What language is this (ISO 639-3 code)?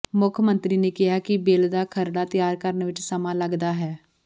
pan